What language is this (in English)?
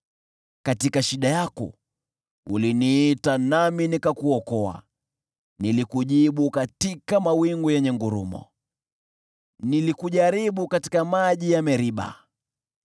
Swahili